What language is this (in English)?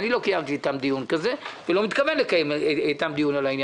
Hebrew